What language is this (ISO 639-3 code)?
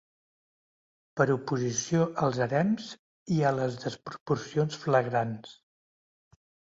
cat